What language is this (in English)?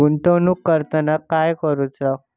Marathi